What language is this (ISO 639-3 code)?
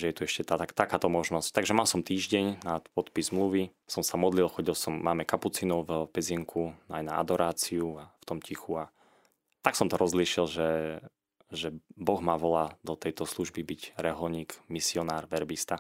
slk